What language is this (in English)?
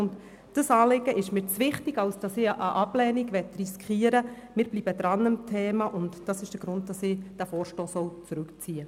Swiss German